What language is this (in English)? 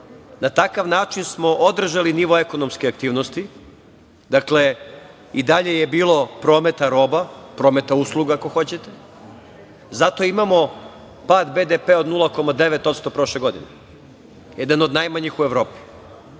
Serbian